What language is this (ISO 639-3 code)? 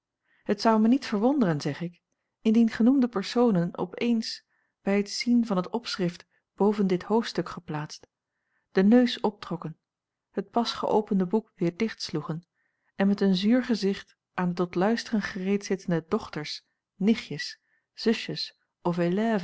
nld